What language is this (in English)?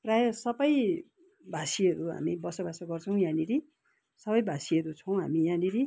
Nepali